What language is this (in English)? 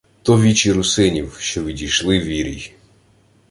Ukrainian